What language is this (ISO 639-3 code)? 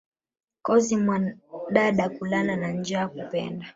swa